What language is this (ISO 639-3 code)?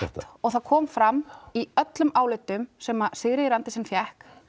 isl